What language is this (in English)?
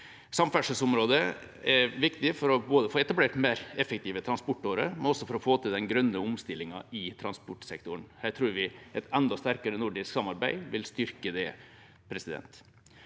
Norwegian